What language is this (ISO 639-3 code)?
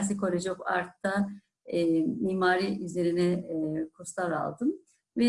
tur